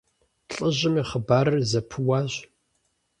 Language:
Kabardian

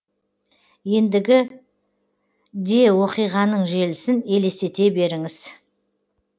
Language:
Kazakh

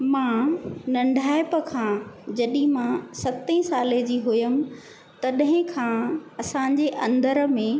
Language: Sindhi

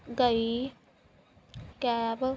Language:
Punjabi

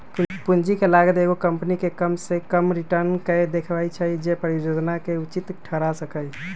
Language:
Magahi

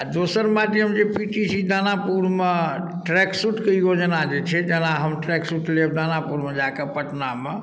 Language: Maithili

